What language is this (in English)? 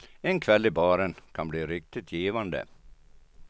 Swedish